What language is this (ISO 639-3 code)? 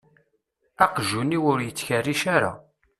kab